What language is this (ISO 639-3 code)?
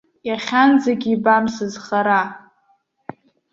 abk